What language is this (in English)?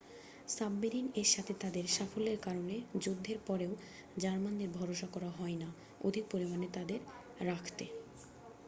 Bangla